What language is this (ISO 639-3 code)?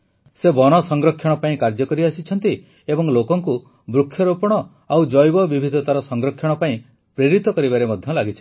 ori